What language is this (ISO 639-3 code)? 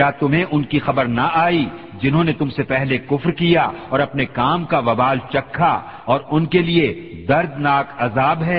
urd